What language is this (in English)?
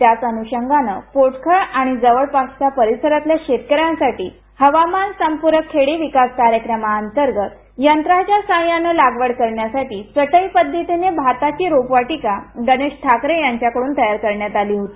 Marathi